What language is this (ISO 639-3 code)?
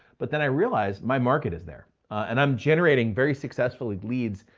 eng